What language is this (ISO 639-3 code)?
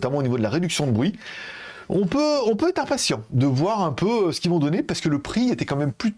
fra